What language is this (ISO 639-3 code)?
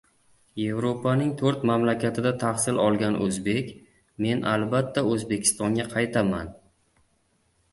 uzb